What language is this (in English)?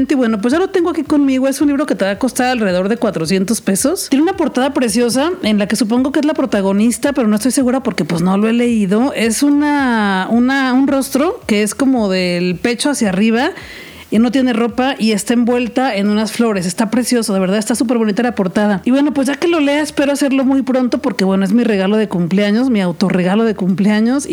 Spanish